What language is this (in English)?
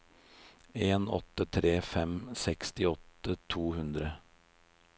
Norwegian